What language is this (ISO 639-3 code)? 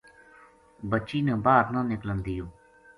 gju